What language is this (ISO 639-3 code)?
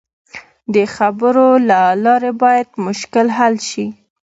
pus